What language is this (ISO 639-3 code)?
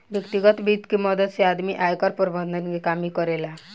bho